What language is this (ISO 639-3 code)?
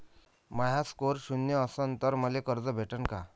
mar